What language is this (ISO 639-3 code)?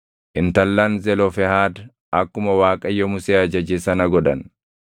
orm